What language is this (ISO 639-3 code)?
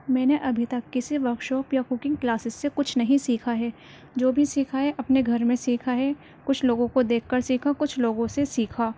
urd